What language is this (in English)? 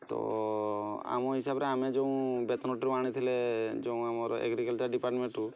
Odia